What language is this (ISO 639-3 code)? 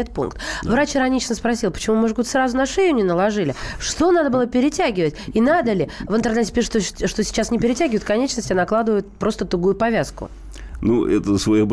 rus